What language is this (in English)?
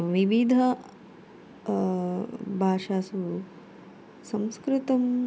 Sanskrit